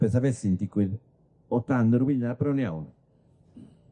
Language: Welsh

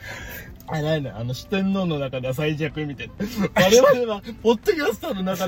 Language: Japanese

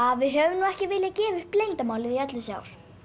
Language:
Icelandic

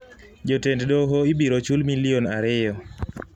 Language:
Luo (Kenya and Tanzania)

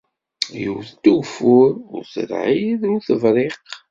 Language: Kabyle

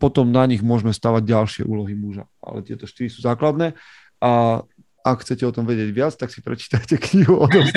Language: Slovak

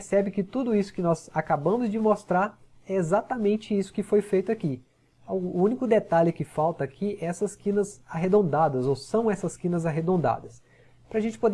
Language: Portuguese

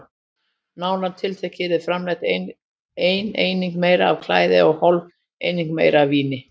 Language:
Icelandic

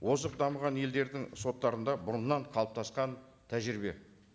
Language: Kazakh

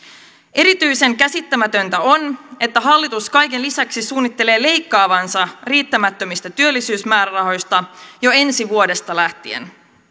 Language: Finnish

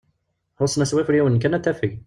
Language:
Kabyle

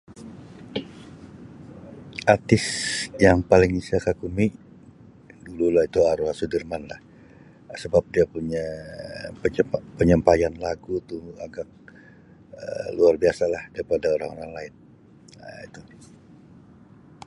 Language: Sabah Malay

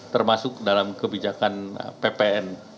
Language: Indonesian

